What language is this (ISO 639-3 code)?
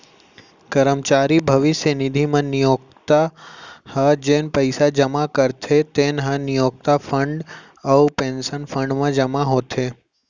hne